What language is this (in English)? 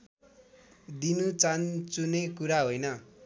Nepali